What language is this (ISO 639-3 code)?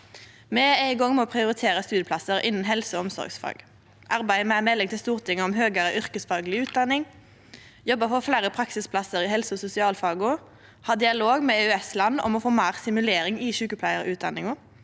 nor